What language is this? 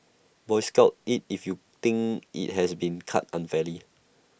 English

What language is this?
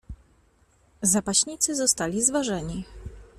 Polish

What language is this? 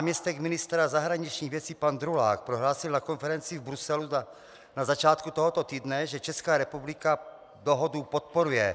Czech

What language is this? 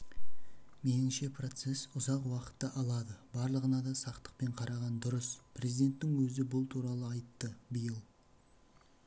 Kazakh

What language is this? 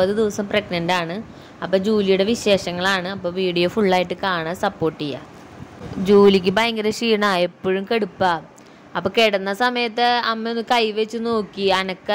Malayalam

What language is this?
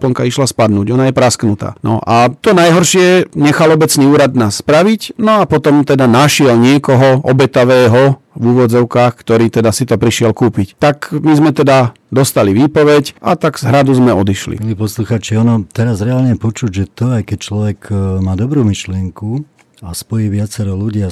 Slovak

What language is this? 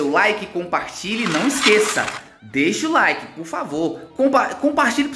Portuguese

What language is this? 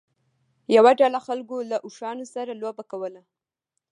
Pashto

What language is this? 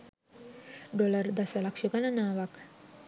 Sinhala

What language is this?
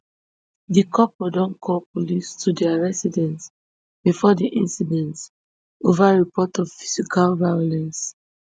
Nigerian Pidgin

